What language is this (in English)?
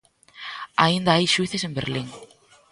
Galician